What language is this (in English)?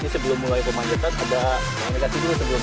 Indonesian